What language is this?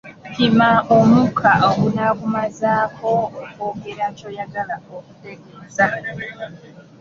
Ganda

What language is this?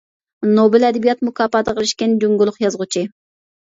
Uyghur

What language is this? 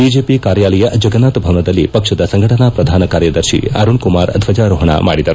Kannada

